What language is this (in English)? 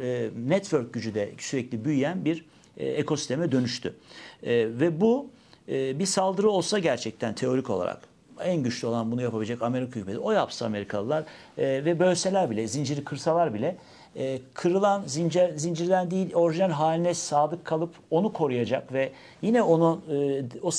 Turkish